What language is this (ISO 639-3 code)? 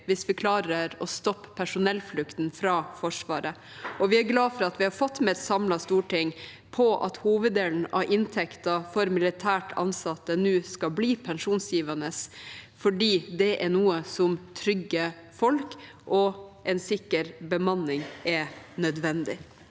nor